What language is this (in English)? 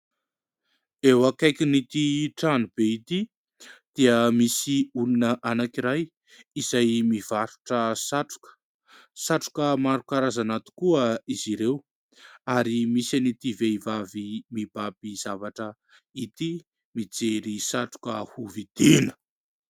Malagasy